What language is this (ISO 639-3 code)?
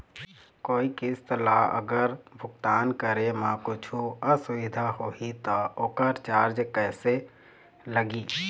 hne